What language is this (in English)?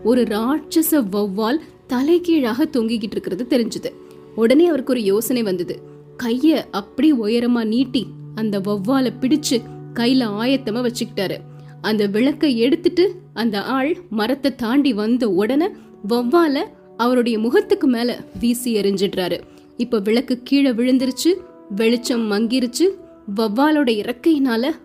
Tamil